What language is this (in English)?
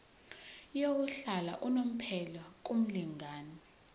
Zulu